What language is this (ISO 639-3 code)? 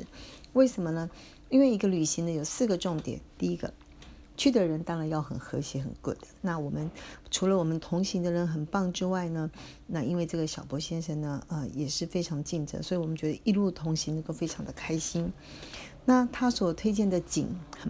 zho